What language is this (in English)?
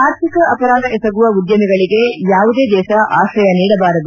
Kannada